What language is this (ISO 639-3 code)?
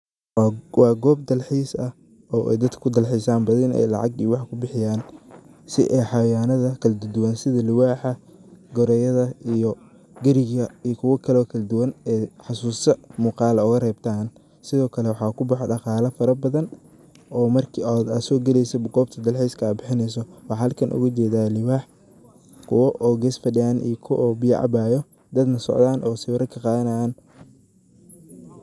som